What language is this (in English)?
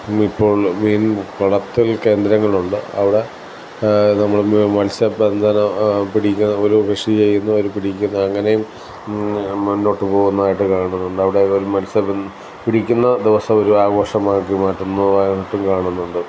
Malayalam